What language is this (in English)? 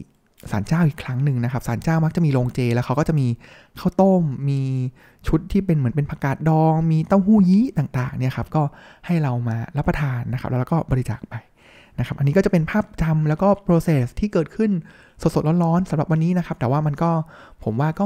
Thai